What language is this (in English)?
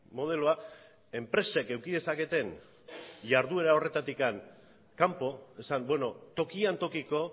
Basque